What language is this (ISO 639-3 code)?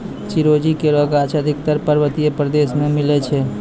mai